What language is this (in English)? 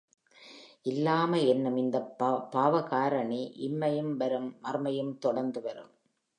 Tamil